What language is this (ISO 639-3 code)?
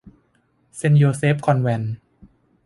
tha